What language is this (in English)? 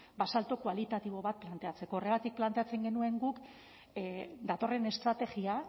Basque